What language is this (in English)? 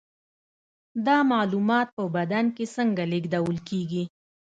Pashto